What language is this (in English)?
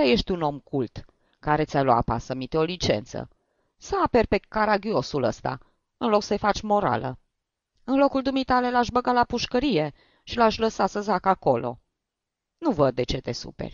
Romanian